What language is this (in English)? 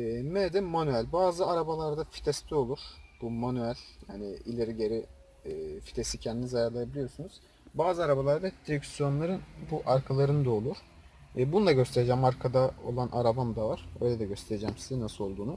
Turkish